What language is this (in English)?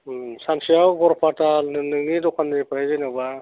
Bodo